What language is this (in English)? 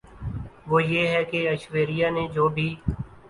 Urdu